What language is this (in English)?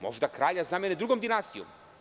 Serbian